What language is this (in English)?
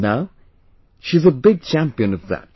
English